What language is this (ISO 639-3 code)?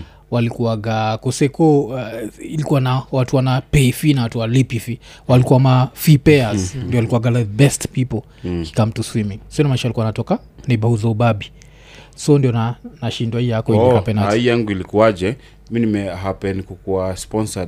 swa